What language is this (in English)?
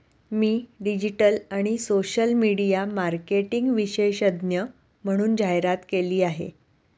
Marathi